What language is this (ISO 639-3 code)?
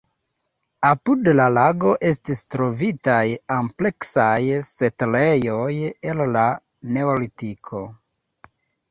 epo